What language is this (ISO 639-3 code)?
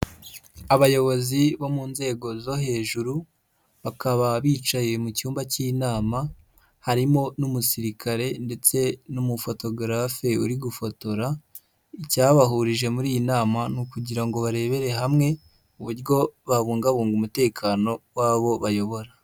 kin